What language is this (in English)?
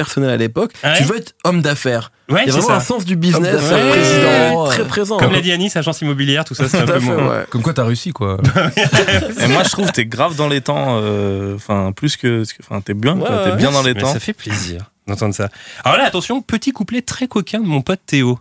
French